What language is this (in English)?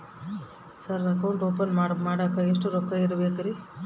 Kannada